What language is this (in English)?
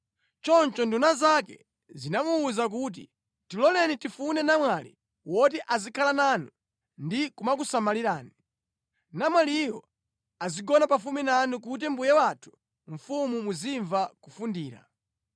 Nyanja